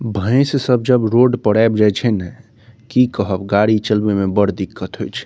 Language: Maithili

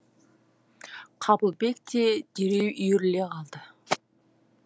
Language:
Kazakh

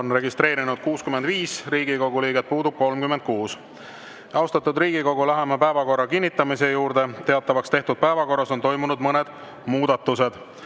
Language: Estonian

